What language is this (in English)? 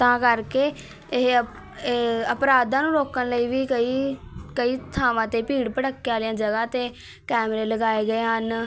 Punjabi